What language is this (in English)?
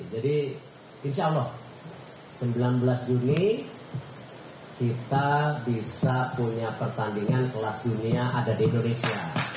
Indonesian